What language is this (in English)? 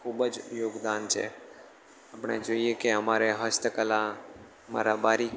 Gujarati